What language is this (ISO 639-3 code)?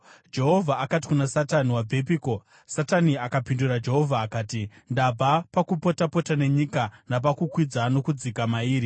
sna